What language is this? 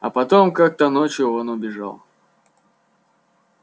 Russian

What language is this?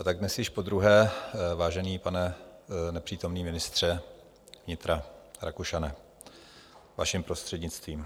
Czech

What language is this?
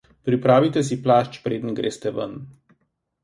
Slovenian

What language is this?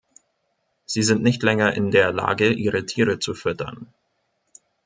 German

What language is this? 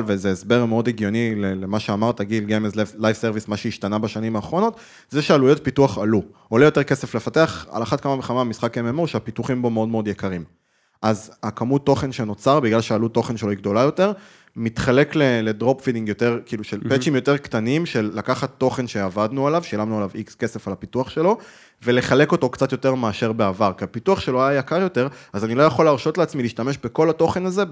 Hebrew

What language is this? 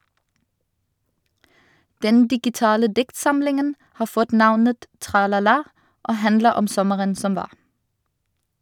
Norwegian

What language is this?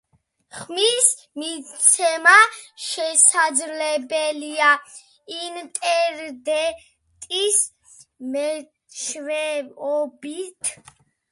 Georgian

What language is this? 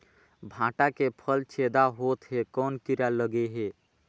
Chhattisgarhi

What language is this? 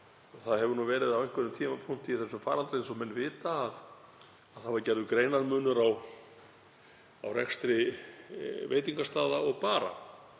Icelandic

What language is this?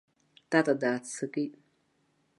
Abkhazian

